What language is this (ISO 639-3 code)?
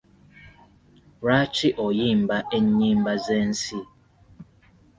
lug